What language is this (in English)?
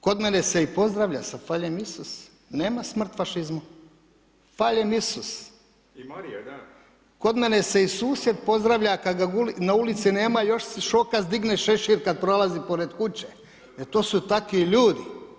Croatian